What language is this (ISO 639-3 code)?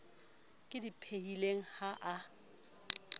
sot